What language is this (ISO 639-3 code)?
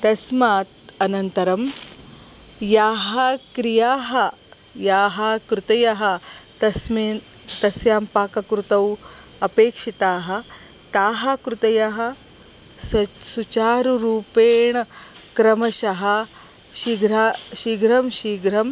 san